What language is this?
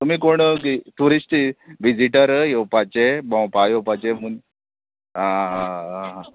Konkani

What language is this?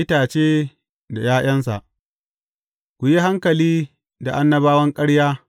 Hausa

